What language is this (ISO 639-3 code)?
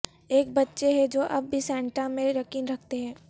urd